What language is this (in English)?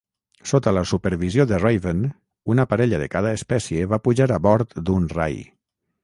Catalan